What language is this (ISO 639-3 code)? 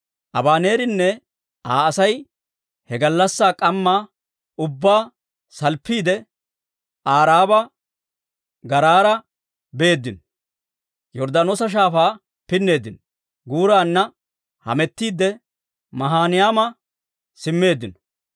dwr